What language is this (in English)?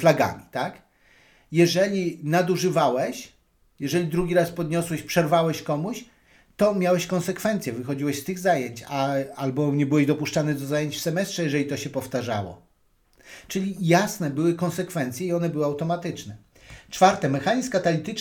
Polish